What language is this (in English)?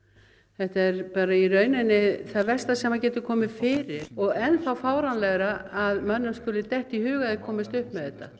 Icelandic